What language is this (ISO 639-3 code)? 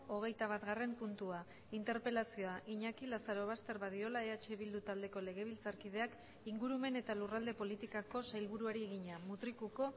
eus